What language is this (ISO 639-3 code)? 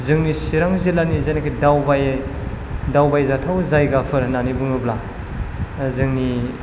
brx